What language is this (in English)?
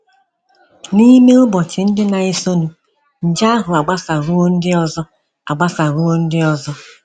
Igbo